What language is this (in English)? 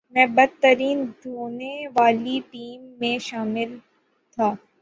Urdu